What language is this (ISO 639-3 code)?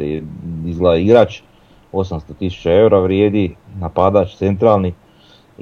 hrv